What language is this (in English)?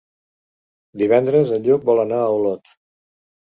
Catalan